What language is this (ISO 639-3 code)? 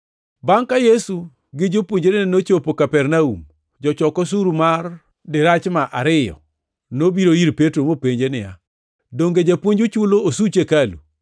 luo